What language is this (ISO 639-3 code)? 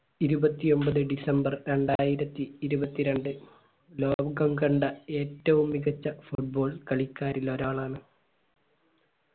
mal